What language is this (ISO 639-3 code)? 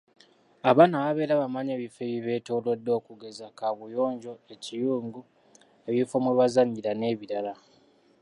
lug